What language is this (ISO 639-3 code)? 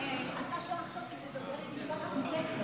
heb